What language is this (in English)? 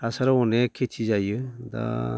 Bodo